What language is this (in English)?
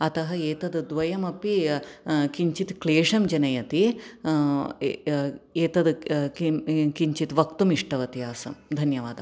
Sanskrit